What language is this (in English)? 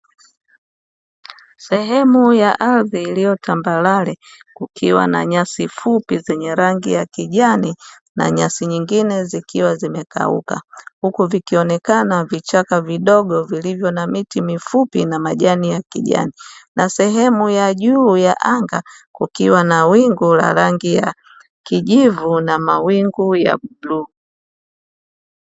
Swahili